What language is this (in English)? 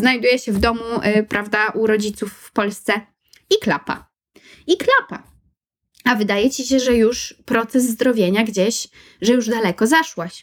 Polish